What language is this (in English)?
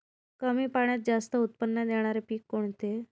Marathi